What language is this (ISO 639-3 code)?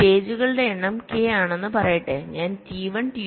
mal